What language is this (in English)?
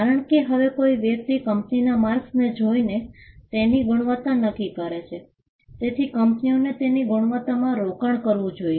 Gujarati